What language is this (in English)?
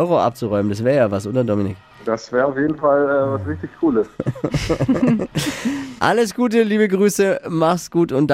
German